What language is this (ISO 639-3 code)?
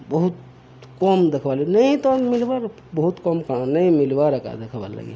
ori